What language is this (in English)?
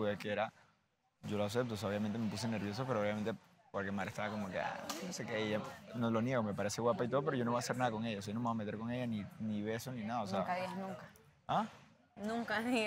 Spanish